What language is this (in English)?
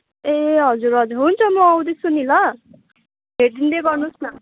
Nepali